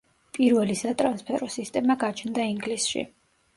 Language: Georgian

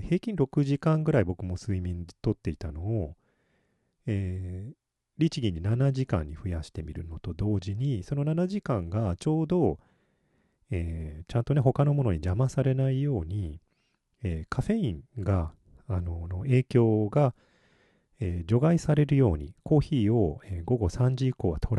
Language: Japanese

